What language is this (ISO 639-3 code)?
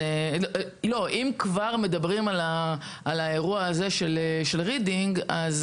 heb